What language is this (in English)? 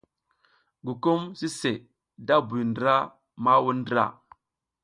South Giziga